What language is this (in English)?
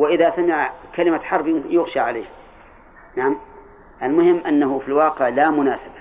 Arabic